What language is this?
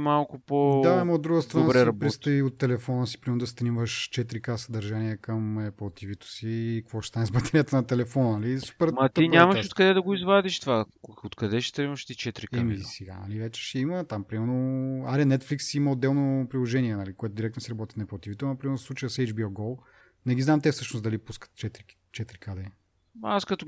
Bulgarian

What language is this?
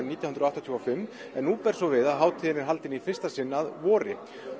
Icelandic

